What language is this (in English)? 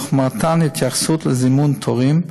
Hebrew